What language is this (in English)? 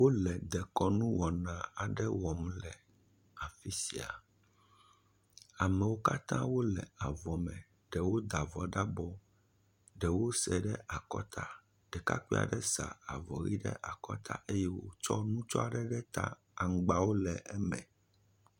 Ewe